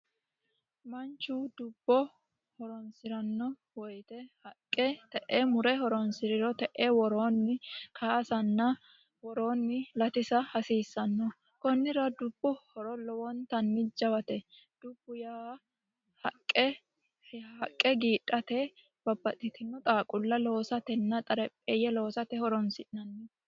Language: Sidamo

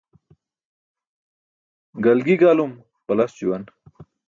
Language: Burushaski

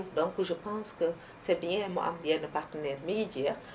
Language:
Wolof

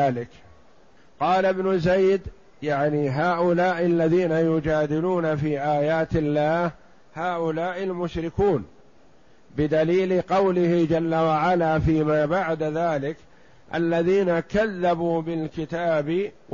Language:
Arabic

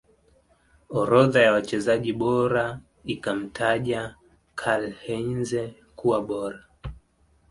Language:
Swahili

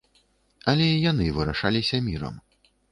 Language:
Belarusian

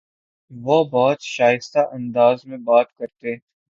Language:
Urdu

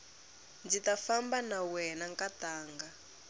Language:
Tsonga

